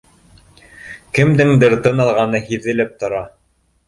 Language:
Bashkir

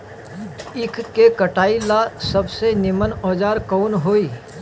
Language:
Bhojpuri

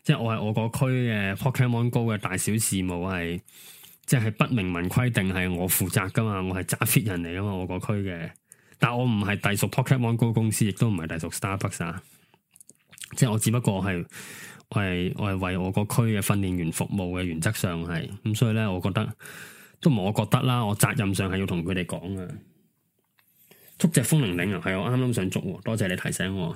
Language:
Chinese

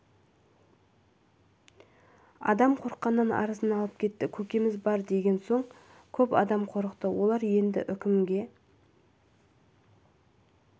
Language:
Kazakh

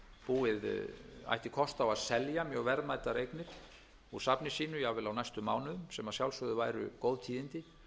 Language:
Icelandic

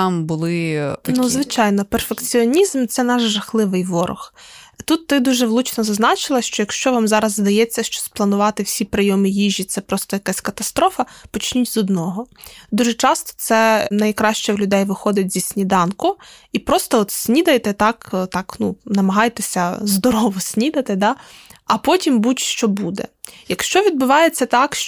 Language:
Ukrainian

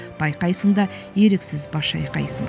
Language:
Kazakh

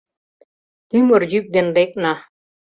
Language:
Mari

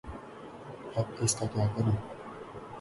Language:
Urdu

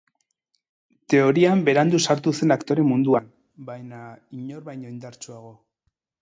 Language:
Basque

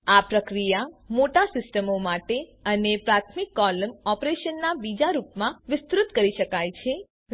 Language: Gujarati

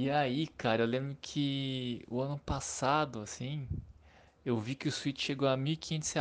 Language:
Portuguese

